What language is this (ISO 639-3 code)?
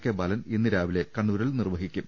mal